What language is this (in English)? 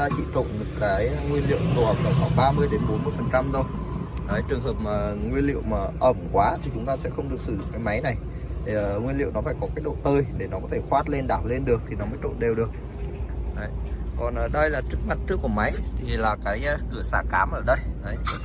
Vietnamese